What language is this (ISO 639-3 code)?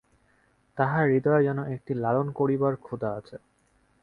ben